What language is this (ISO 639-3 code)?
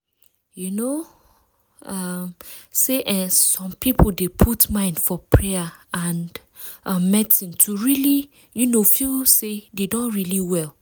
pcm